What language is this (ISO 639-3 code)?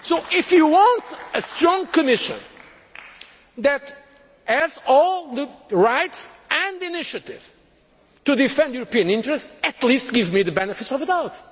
eng